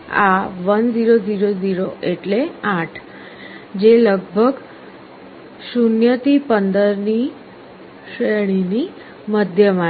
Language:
Gujarati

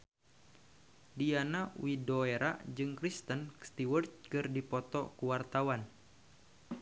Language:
Sundanese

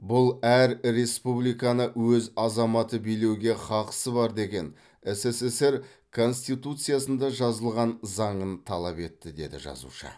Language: Kazakh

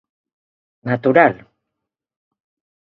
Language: Galician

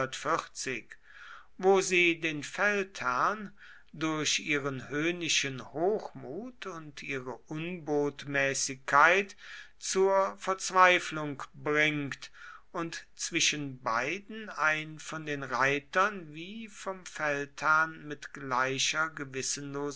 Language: German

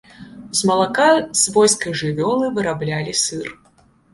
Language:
Belarusian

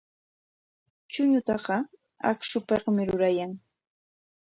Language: Corongo Ancash Quechua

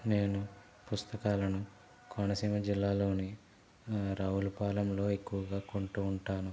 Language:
Telugu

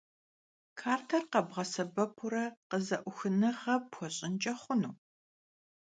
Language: Kabardian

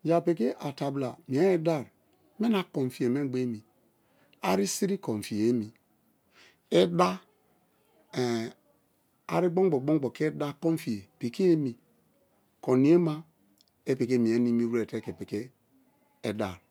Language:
Kalabari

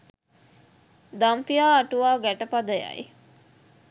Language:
Sinhala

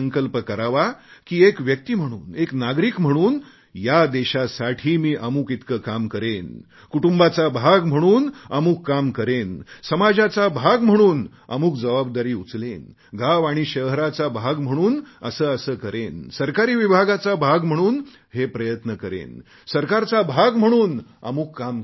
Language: Marathi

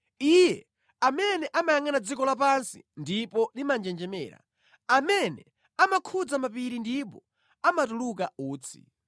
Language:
Nyanja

